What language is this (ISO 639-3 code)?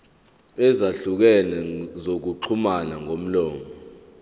zul